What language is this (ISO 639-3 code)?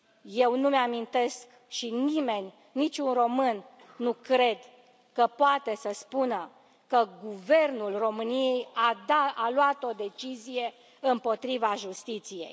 ron